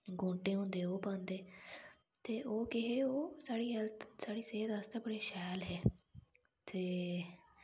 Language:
Dogri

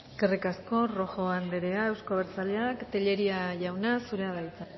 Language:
Basque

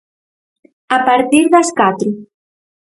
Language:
Galician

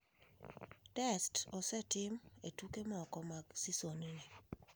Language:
Luo (Kenya and Tanzania)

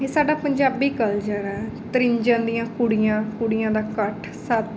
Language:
Punjabi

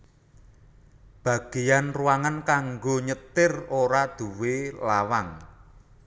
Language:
Javanese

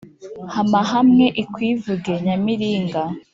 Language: Kinyarwanda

